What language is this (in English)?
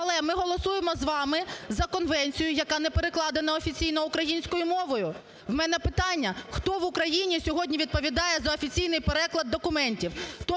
Ukrainian